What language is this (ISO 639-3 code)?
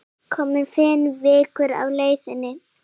isl